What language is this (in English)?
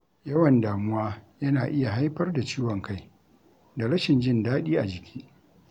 Hausa